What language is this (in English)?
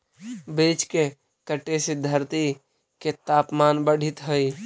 Magahi